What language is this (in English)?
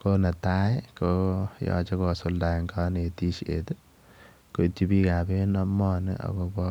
Kalenjin